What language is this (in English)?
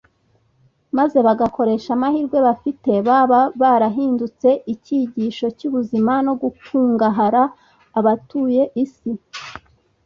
Kinyarwanda